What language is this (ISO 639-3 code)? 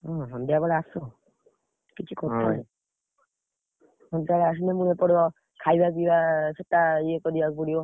ori